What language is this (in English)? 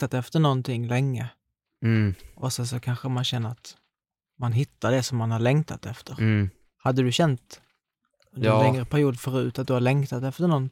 Swedish